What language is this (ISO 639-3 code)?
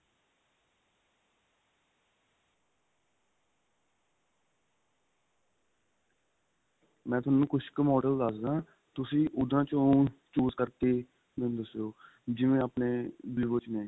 pan